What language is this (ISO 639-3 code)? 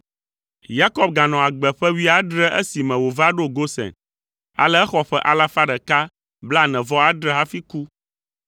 ewe